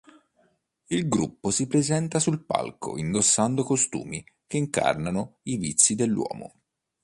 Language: Italian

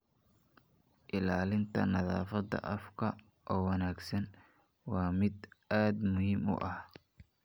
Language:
Somali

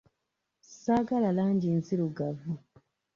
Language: Ganda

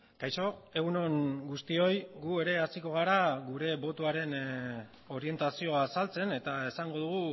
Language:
Basque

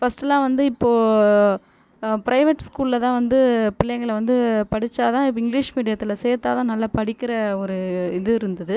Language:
Tamil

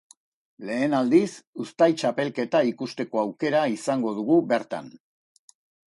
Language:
Basque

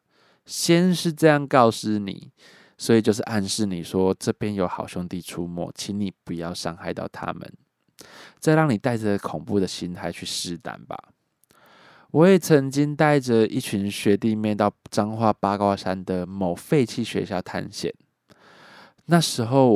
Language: Chinese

